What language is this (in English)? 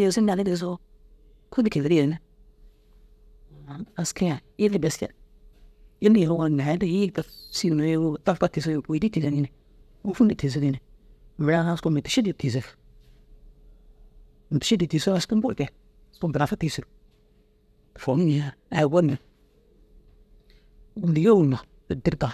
Dazaga